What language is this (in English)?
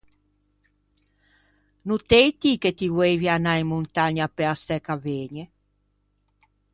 Ligurian